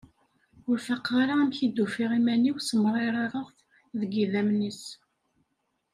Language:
Kabyle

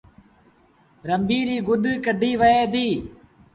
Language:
Sindhi Bhil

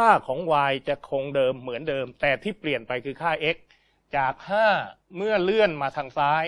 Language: Thai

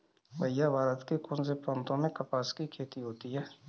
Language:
Hindi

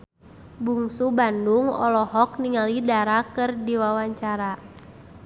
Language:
Sundanese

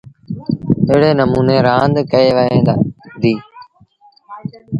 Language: Sindhi Bhil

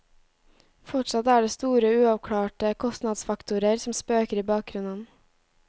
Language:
Norwegian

